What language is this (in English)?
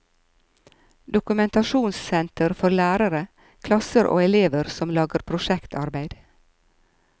Norwegian